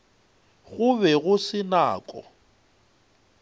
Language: Northern Sotho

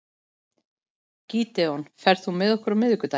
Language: Icelandic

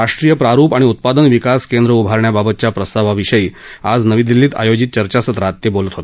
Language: Marathi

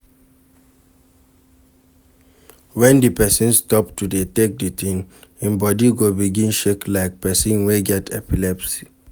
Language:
Nigerian Pidgin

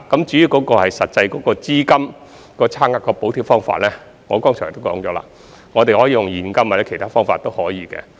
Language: Cantonese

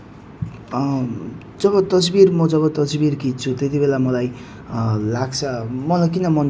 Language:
Nepali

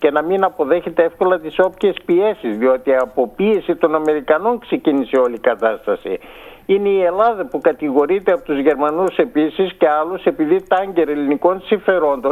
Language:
Greek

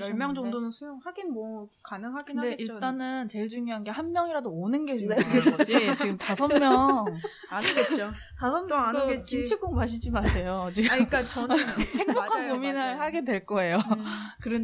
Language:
Korean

